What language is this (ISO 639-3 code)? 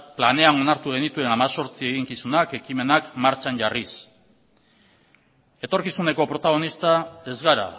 eus